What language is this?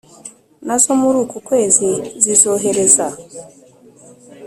Kinyarwanda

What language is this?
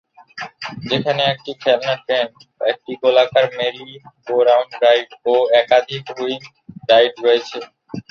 Bangla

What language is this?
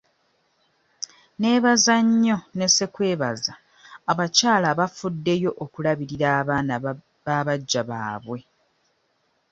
Ganda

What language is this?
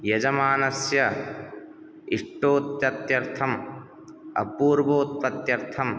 Sanskrit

